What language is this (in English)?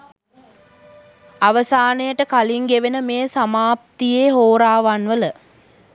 Sinhala